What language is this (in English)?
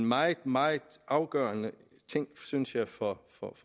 Danish